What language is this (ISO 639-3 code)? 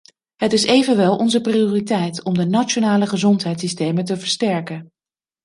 nld